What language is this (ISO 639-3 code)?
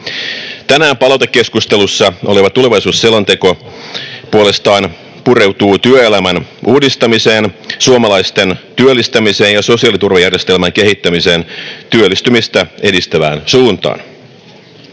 fin